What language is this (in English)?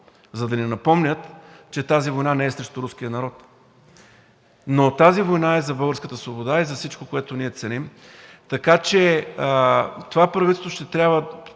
Bulgarian